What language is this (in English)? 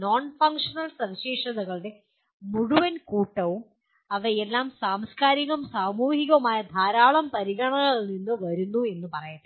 Malayalam